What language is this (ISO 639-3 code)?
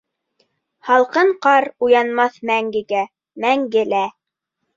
bak